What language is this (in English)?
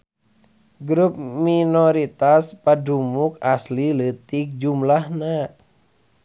Sundanese